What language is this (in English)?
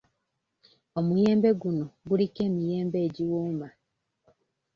Ganda